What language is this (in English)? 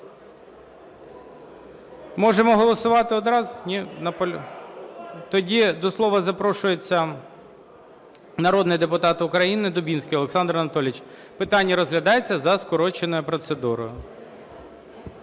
Ukrainian